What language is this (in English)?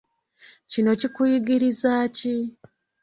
Ganda